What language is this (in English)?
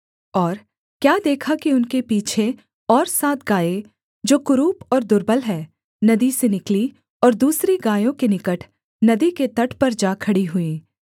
Hindi